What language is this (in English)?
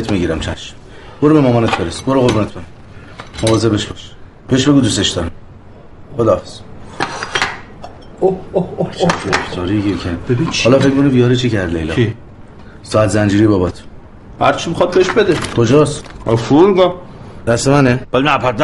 Persian